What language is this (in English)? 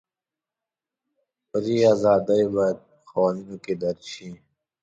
Pashto